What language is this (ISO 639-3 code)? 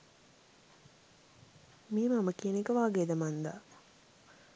sin